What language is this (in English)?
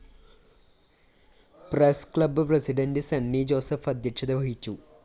Malayalam